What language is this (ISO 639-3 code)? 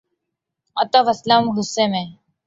urd